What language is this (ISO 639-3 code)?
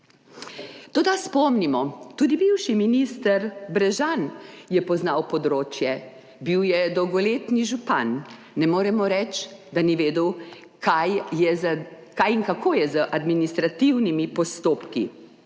slv